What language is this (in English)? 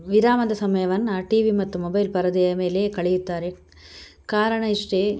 Kannada